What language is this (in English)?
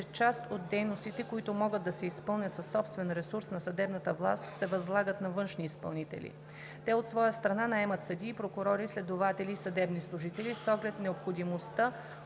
Bulgarian